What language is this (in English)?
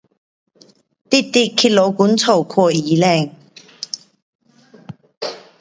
Pu-Xian Chinese